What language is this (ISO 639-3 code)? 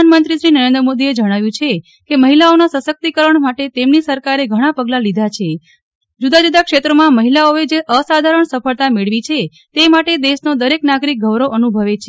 guj